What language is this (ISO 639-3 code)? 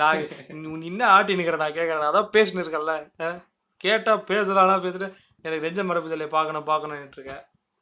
tam